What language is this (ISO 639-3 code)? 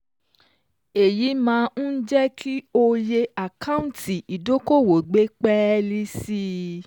yor